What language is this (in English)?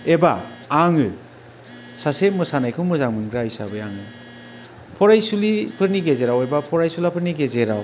Bodo